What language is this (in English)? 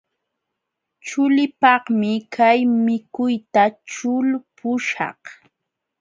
Jauja Wanca Quechua